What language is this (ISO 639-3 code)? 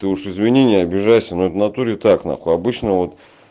rus